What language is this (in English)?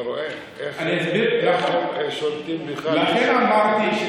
Hebrew